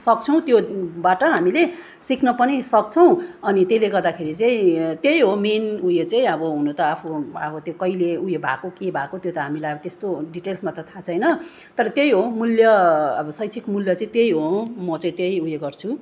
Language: Nepali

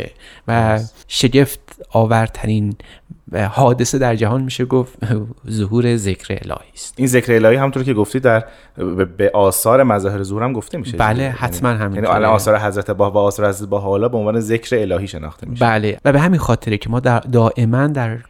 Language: Persian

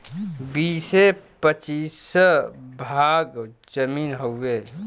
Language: Bhojpuri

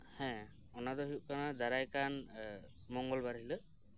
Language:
Santali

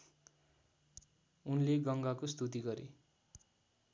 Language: Nepali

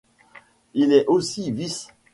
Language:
French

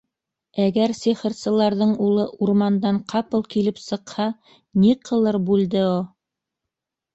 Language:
Bashkir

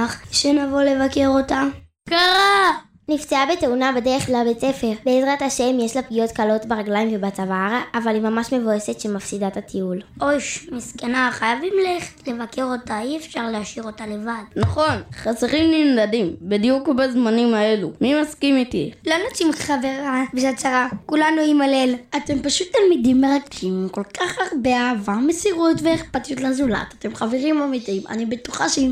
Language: Hebrew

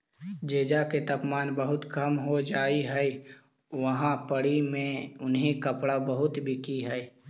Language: Magahi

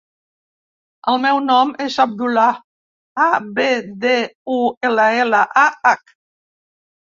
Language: Catalan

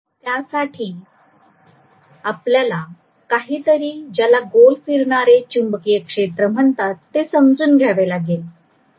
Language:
Marathi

